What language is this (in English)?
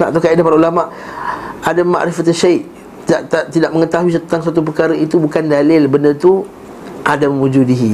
Malay